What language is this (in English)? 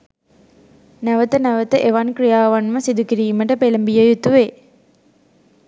Sinhala